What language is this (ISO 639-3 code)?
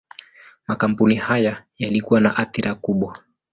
swa